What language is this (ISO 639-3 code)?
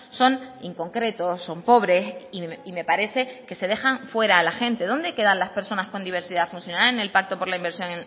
spa